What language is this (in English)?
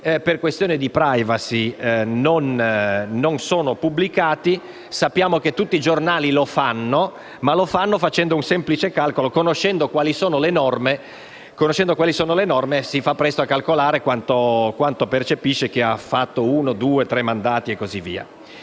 Italian